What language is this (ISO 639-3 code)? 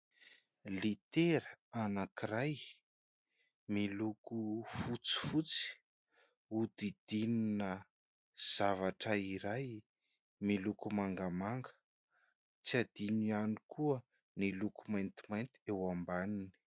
mlg